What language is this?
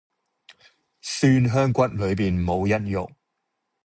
Cantonese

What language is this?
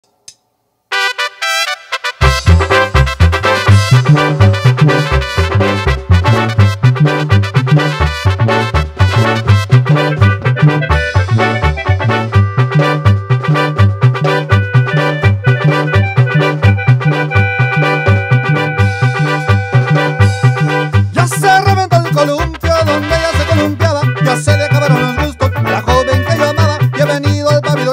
Spanish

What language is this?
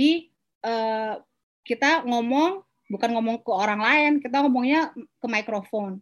Indonesian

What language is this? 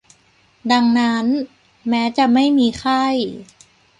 Thai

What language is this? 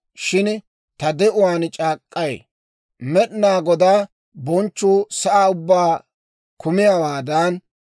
Dawro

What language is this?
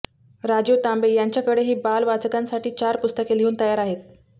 Marathi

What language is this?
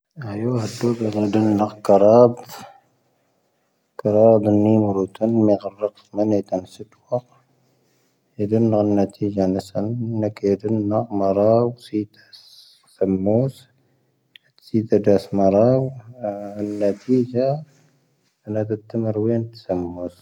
Tahaggart Tamahaq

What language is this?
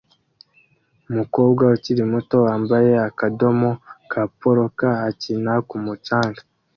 Kinyarwanda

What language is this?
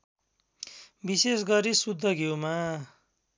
Nepali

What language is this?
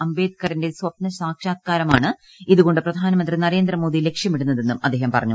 Malayalam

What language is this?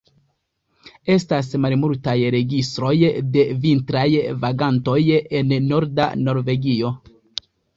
Esperanto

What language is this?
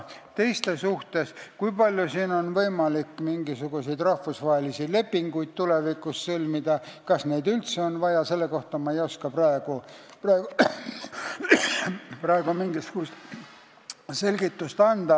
Estonian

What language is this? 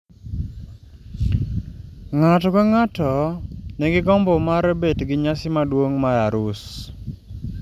Luo (Kenya and Tanzania)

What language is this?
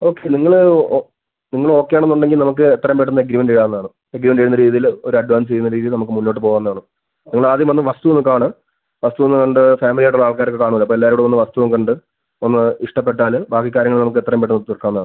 Malayalam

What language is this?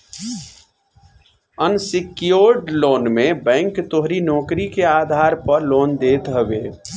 Bhojpuri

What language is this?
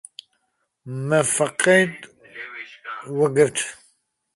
Kurdish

